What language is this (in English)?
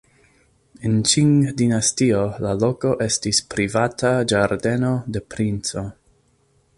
Esperanto